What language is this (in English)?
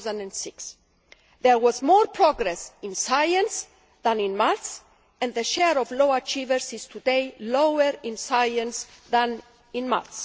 English